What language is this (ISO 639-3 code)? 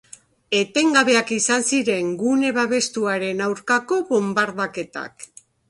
eus